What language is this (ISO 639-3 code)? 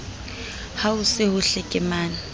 sot